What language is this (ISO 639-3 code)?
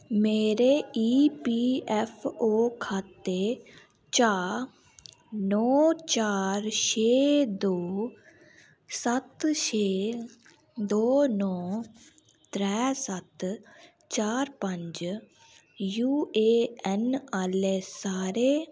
doi